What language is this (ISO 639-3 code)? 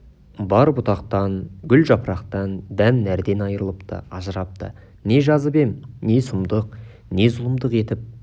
kaz